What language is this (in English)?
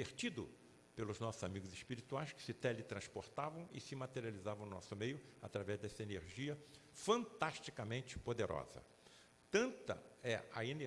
Portuguese